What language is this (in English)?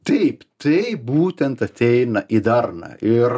Lithuanian